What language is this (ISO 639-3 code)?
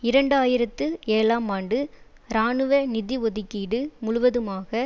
tam